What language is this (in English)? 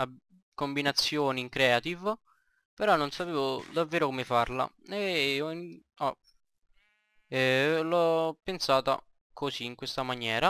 Italian